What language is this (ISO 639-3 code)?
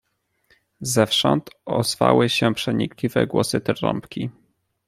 pol